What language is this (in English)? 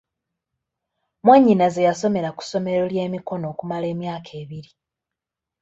Ganda